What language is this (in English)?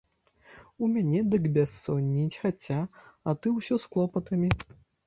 Belarusian